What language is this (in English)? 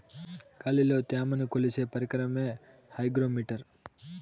Telugu